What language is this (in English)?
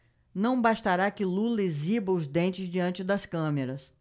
Portuguese